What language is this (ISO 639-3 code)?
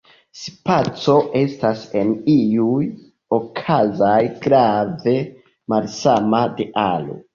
epo